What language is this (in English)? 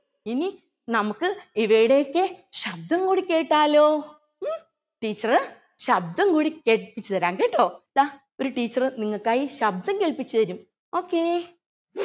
Malayalam